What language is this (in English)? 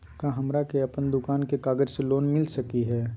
Magahi